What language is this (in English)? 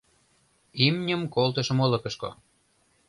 Mari